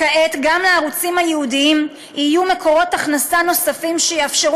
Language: Hebrew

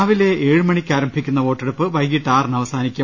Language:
Malayalam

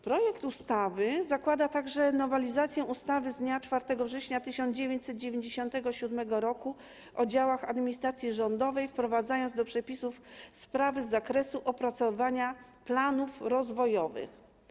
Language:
Polish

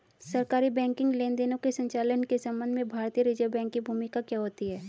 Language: Hindi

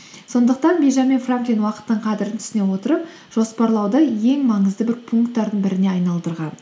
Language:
Kazakh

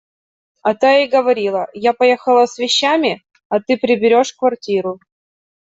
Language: Russian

